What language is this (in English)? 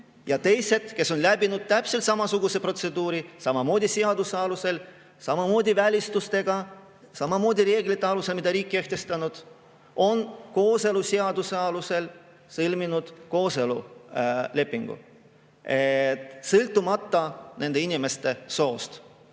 Estonian